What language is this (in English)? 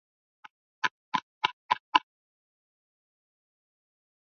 Swahili